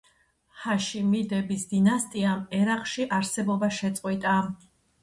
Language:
Georgian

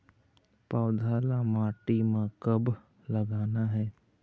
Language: Chhattisgarhi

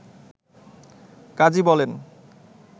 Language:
Bangla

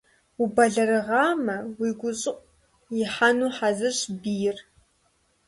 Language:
Kabardian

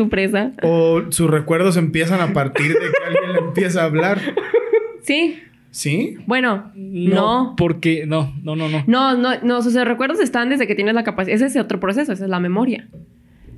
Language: Spanish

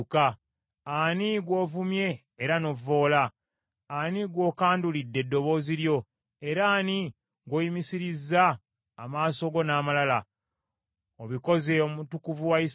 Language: Ganda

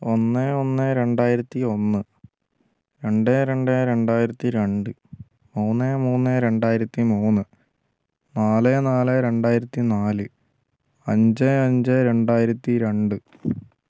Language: Malayalam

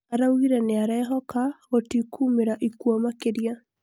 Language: Kikuyu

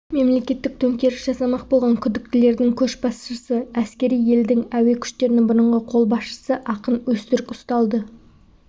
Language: Kazakh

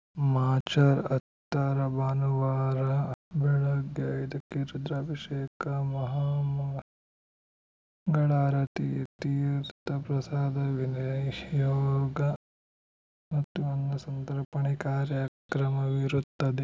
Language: Kannada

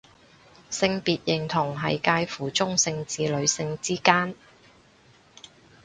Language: Cantonese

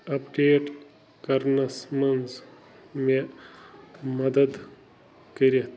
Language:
Kashmiri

